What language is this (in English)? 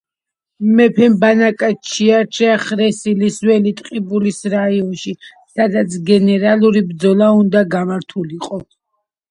Georgian